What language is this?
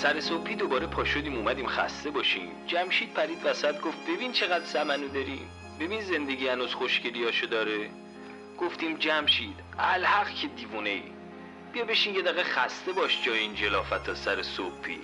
Persian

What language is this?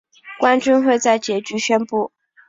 Chinese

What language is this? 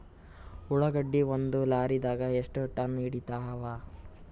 Kannada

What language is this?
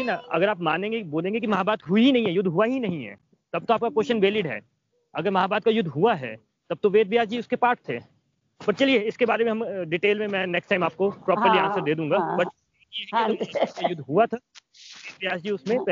Hindi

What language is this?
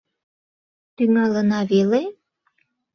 Mari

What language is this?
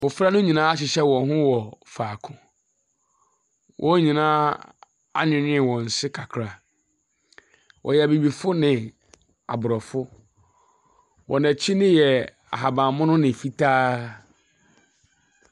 Akan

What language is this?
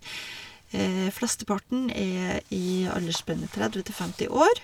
Norwegian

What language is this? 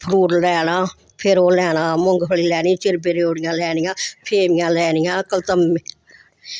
Dogri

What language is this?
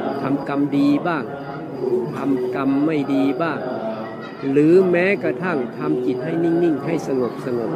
Thai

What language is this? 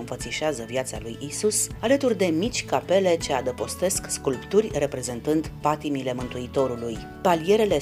Romanian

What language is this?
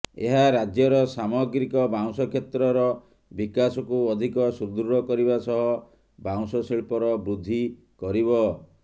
Odia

